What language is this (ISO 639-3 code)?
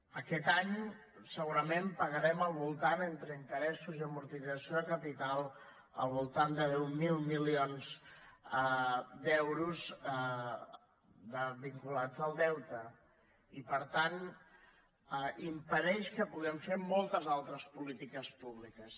cat